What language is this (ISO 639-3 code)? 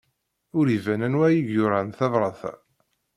kab